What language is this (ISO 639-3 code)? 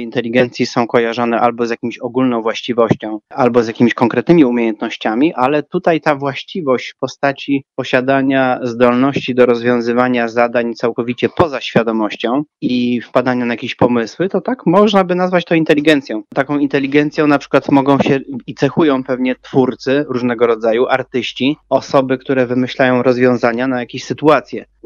pol